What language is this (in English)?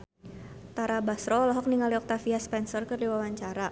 Sundanese